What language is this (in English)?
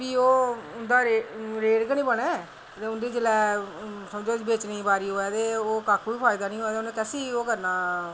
Dogri